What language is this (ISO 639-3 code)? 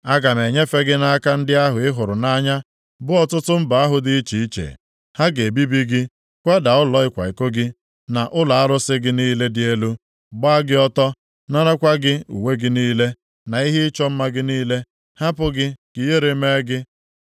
ibo